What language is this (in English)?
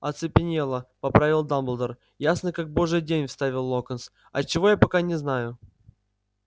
Russian